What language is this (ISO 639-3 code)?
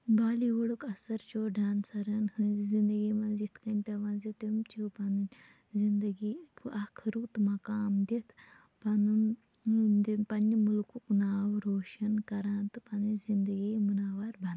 kas